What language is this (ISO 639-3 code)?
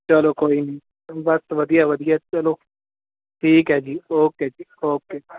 pan